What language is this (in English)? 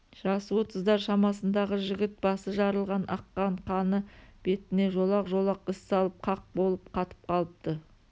Kazakh